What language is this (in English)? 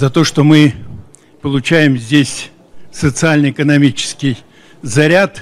Russian